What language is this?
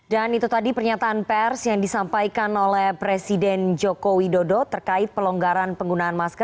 Indonesian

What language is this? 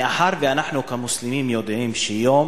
Hebrew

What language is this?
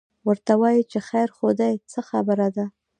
Pashto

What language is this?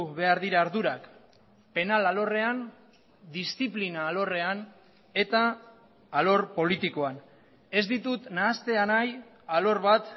Basque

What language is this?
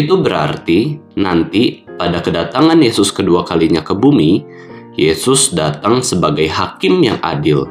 Indonesian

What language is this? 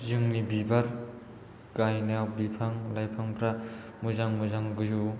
Bodo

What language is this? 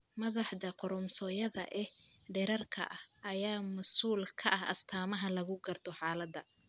Somali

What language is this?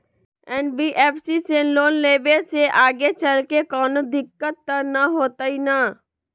Magahi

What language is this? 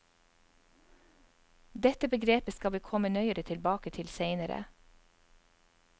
Norwegian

